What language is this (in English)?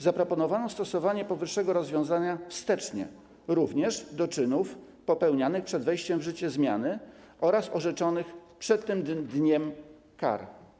Polish